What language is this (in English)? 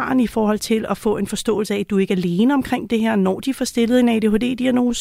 Danish